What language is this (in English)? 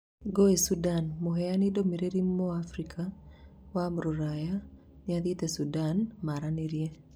Kikuyu